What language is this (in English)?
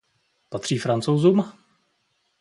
Czech